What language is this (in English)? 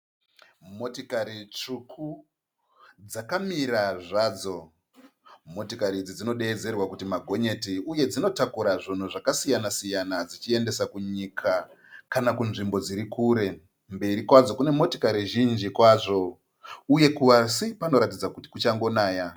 Shona